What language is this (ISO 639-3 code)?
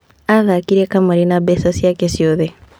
kik